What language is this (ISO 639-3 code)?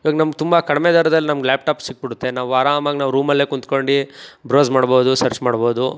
kan